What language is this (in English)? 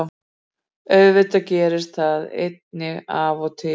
Icelandic